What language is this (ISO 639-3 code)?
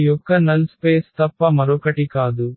tel